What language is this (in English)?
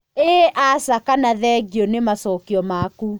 Kikuyu